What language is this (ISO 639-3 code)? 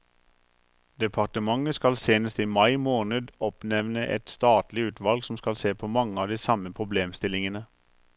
nor